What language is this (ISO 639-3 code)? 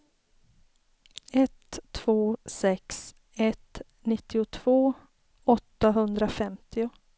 swe